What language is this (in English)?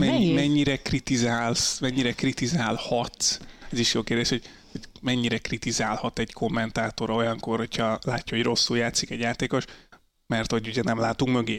Hungarian